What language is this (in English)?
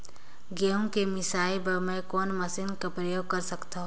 Chhattisgarhi